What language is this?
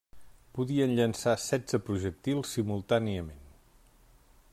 Catalan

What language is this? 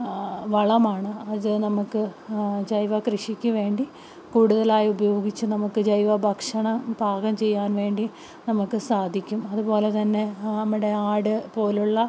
Malayalam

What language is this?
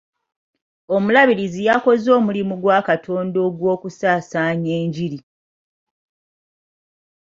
Ganda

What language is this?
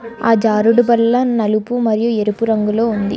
Telugu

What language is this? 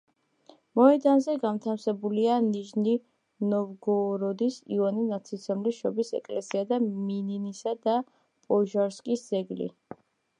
Georgian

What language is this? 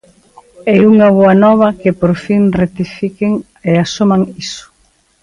Galician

